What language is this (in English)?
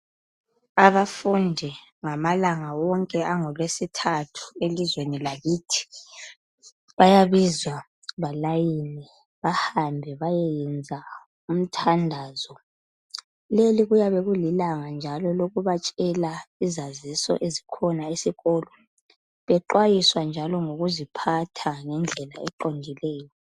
North Ndebele